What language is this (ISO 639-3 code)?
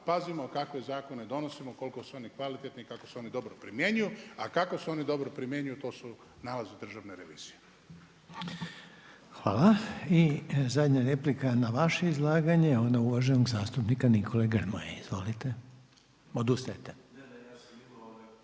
hrv